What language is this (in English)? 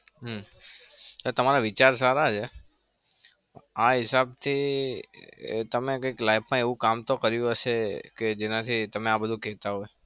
Gujarati